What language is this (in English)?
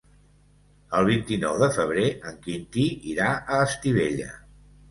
Catalan